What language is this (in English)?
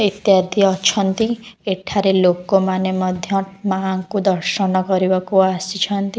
Odia